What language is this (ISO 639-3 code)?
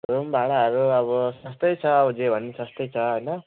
nep